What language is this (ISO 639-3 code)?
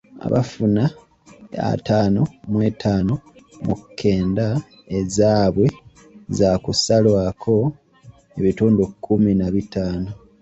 lug